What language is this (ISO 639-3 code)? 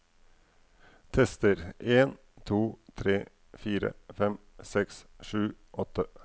nor